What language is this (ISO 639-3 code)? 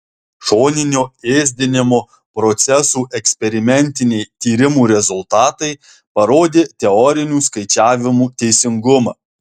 lit